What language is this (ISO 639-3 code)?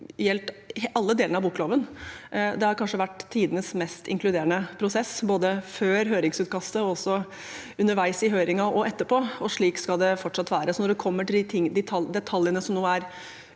nor